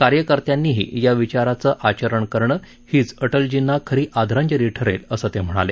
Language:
Marathi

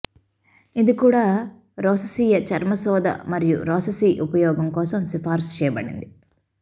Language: Telugu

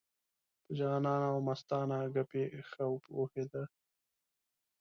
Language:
Pashto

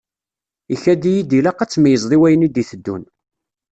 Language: Kabyle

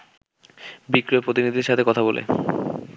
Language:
Bangla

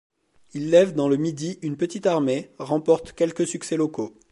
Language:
French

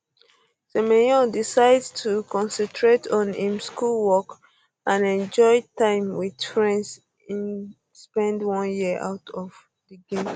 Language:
Nigerian Pidgin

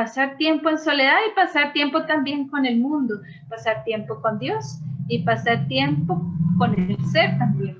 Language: Spanish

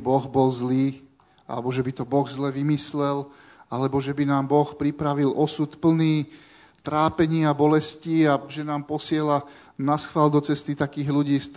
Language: Slovak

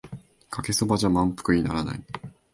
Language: Japanese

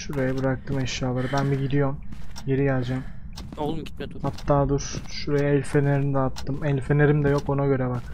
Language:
Turkish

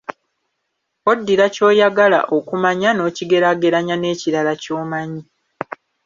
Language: Ganda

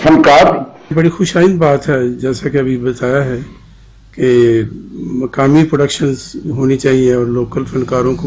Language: Hindi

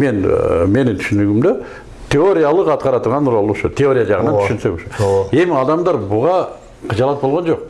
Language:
Turkish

